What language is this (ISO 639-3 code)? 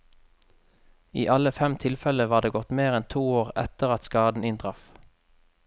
nor